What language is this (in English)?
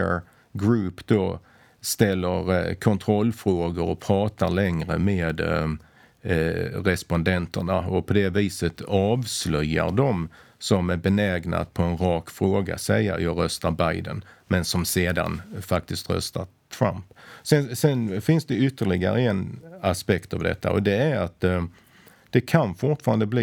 Swedish